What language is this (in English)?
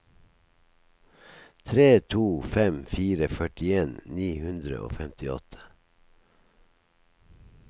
Norwegian